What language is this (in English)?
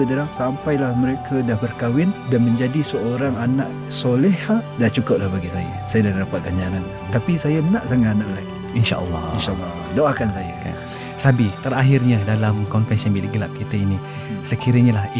Malay